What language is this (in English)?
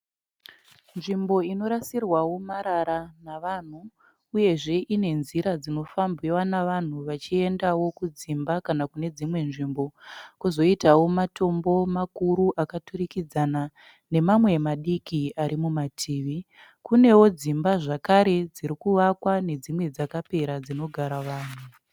Shona